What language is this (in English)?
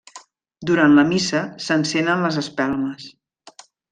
Catalan